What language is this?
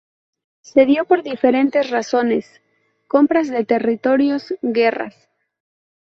Spanish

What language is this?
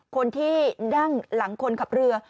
Thai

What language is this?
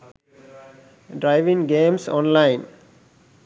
Sinhala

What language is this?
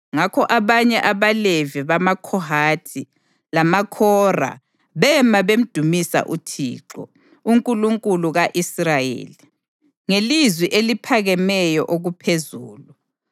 North Ndebele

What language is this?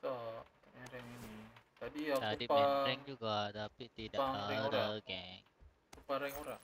Malay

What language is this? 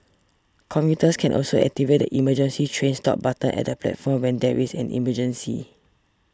English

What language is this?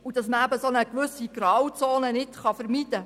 Swiss German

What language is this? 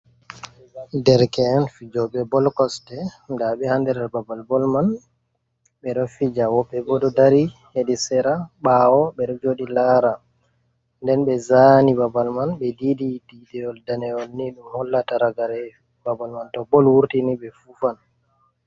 Fula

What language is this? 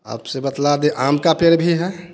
Hindi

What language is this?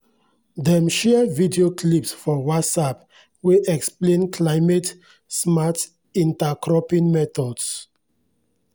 Nigerian Pidgin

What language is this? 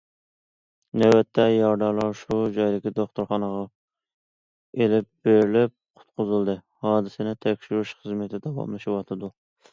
Uyghur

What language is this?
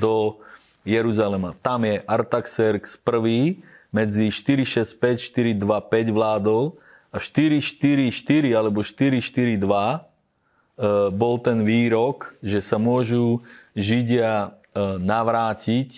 Slovak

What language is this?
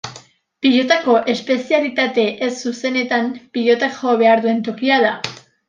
Basque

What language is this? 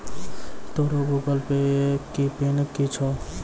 Maithili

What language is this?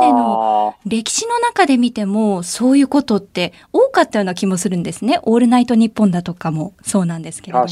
Japanese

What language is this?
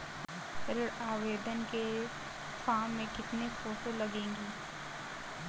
Hindi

